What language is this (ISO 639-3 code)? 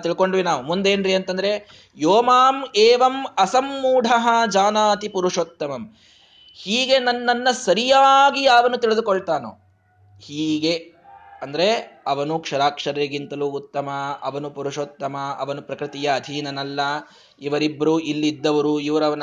kan